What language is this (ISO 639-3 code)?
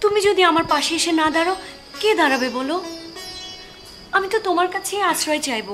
ben